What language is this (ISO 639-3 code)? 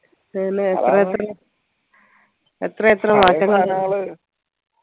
mal